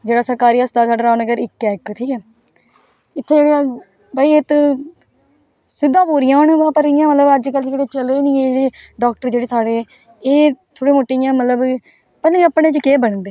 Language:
Dogri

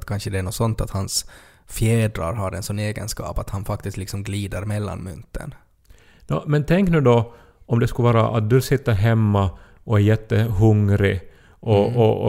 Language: Swedish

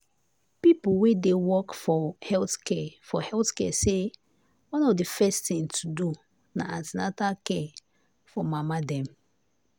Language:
Nigerian Pidgin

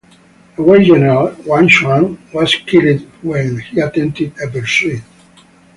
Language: English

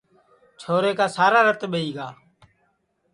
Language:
Sansi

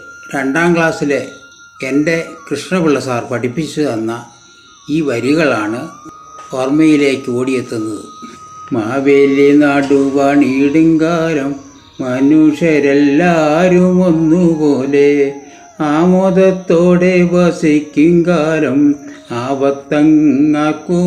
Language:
Malayalam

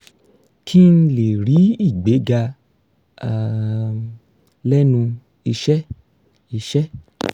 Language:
Yoruba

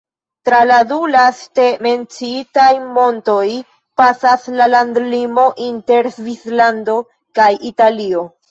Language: Esperanto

